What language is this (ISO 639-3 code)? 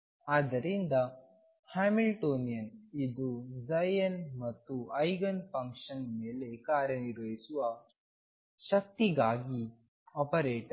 kan